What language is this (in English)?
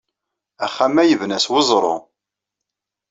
Kabyle